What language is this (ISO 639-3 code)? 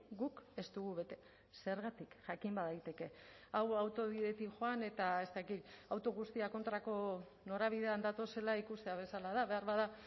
eus